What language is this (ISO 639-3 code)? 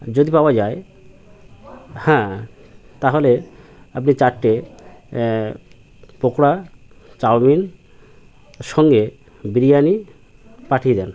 ben